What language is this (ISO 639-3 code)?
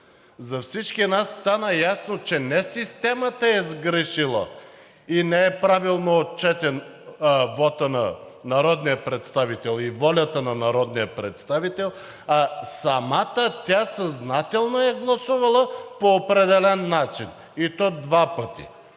bul